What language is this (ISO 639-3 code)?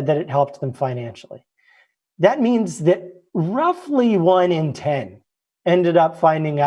eng